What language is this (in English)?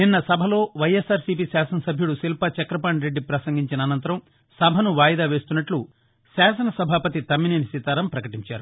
Telugu